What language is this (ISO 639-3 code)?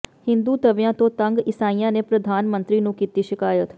pan